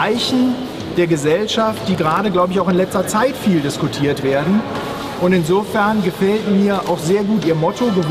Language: German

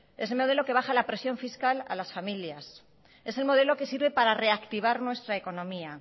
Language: Spanish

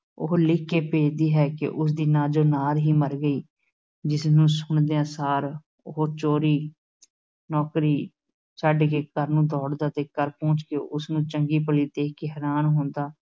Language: Punjabi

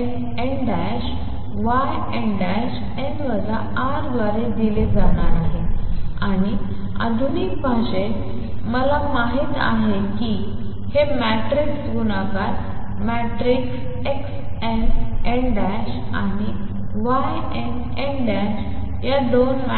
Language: Marathi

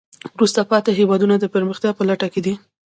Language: Pashto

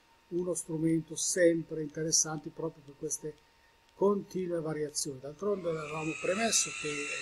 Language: Italian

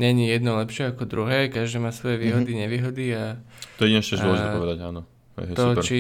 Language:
Slovak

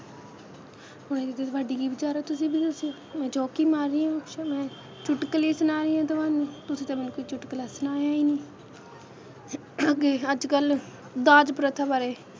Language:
Punjabi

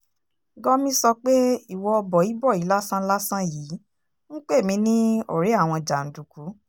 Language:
Yoruba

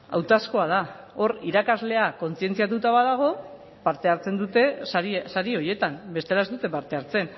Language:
Basque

